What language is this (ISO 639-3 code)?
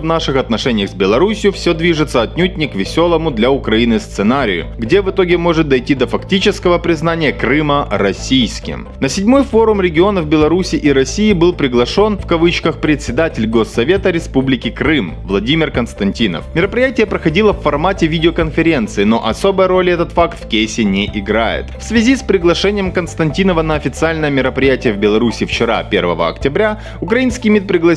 rus